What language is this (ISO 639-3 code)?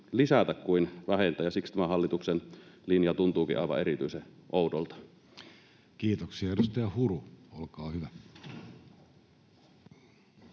fin